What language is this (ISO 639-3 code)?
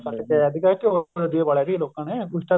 pan